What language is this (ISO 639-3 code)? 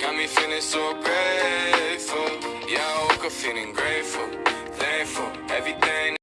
tur